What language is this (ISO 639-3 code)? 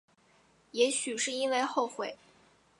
zho